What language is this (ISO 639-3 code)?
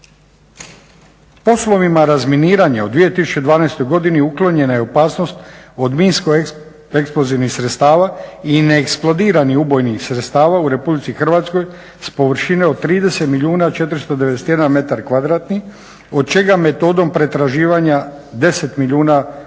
hrv